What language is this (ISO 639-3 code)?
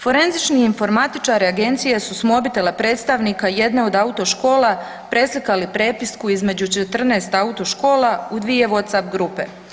hrv